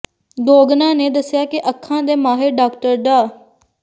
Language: Punjabi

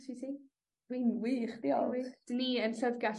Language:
Welsh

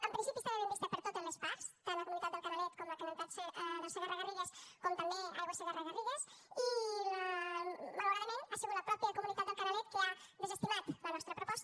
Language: Catalan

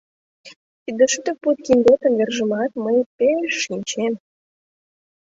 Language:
Mari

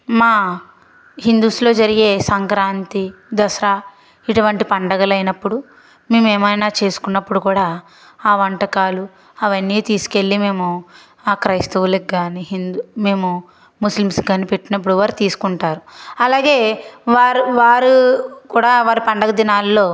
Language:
Telugu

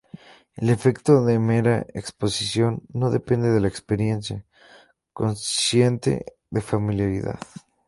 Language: Spanish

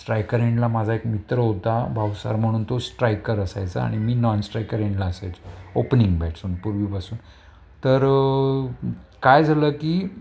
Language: Marathi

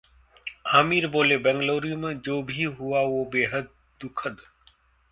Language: Hindi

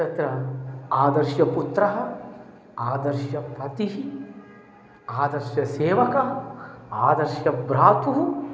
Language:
Sanskrit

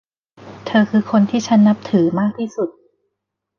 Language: Thai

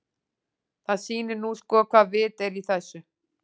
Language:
Icelandic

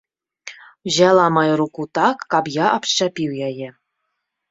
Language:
Belarusian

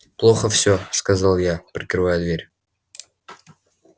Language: Russian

